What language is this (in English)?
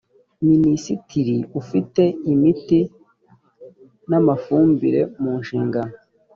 Kinyarwanda